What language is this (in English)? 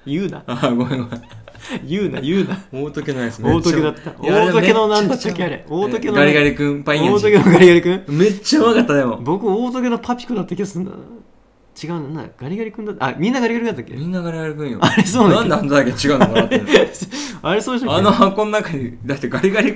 Japanese